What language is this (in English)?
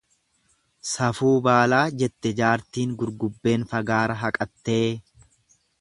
Oromo